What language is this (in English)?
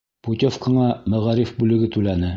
Bashkir